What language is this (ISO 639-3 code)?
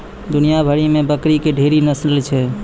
mai